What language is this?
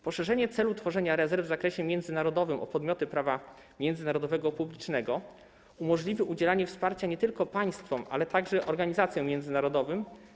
Polish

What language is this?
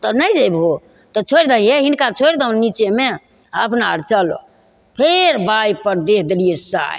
Maithili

